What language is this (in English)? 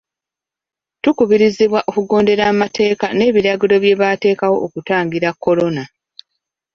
Ganda